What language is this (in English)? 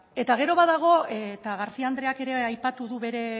Basque